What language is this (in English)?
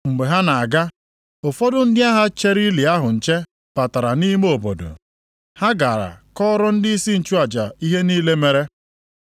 Igbo